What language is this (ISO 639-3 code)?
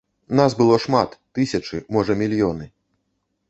bel